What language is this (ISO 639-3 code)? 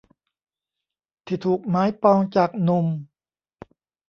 tha